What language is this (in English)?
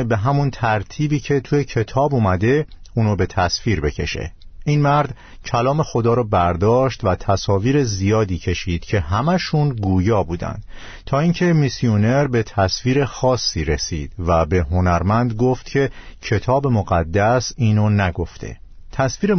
Persian